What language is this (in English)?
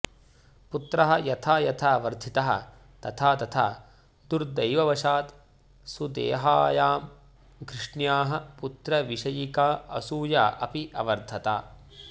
Sanskrit